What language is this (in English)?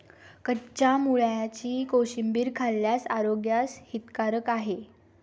Marathi